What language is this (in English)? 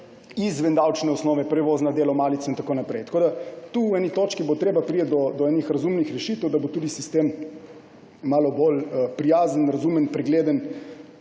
Slovenian